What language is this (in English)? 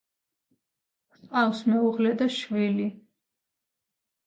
Georgian